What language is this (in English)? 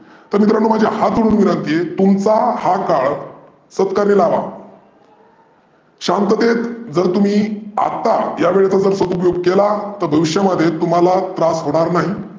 Marathi